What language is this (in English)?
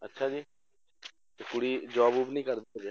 Punjabi